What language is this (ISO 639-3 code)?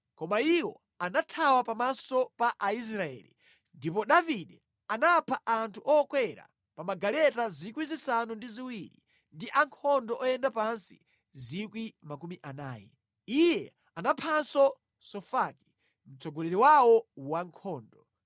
nya